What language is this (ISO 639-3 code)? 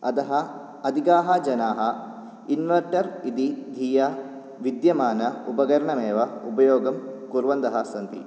san